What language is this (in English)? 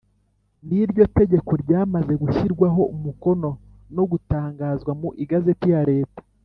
Kinyarwanda